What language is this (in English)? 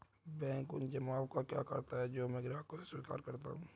Hindi